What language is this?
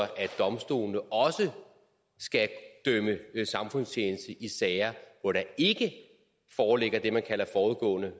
Danish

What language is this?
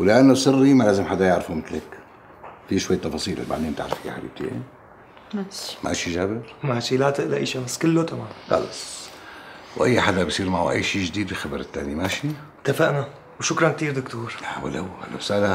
Arabic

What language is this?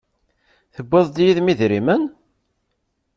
Kabyle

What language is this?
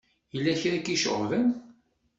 Kabyle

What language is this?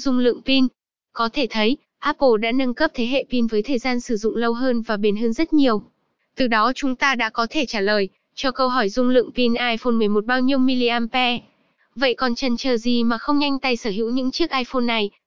Vietnamese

